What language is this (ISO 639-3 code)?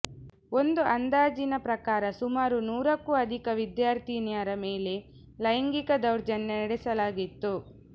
kan